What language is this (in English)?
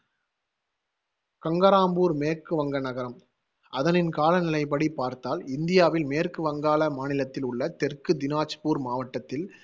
Tamil